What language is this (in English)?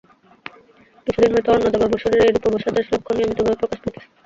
Bangla